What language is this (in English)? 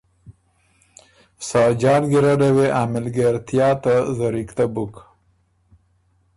Ormuri